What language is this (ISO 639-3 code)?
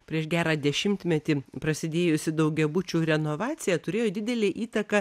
lit